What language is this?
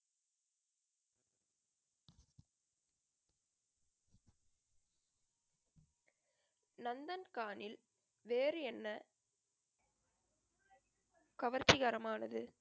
Tamil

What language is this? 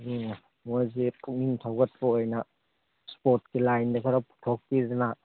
Manipuri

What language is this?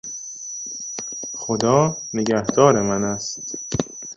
Persian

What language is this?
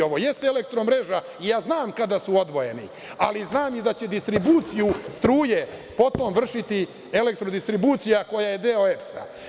Serbian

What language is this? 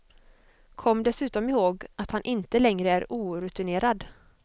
Swedish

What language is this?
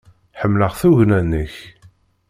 Kabyle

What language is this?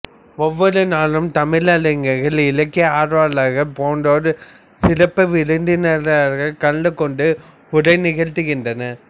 Tamil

